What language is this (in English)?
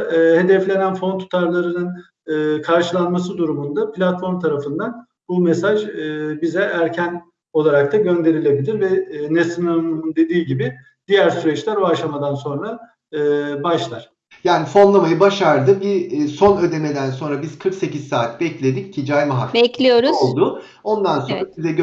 Turkish